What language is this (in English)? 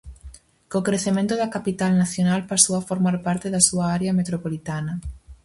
Galician